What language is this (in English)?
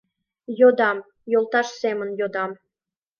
Mari